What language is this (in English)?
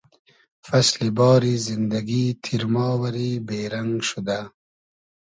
Hazaragi